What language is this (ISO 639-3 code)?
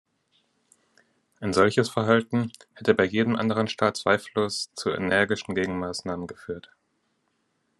deu